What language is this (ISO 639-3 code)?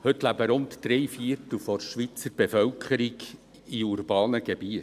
gsw